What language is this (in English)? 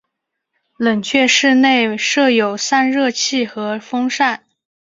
Chinese